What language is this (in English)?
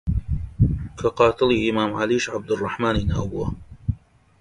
Central Kurdish